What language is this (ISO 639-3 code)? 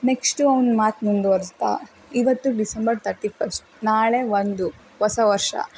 kan